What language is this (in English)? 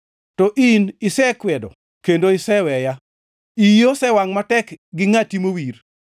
Luo (Kenya and Tanzania)